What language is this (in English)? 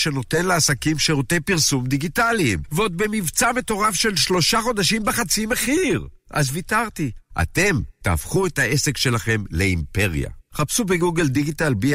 Hebrew